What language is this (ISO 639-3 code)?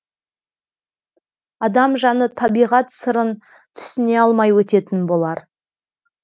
kaz